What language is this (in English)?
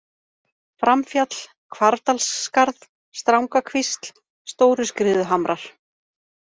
Icelandic